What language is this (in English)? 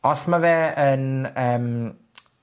Welsh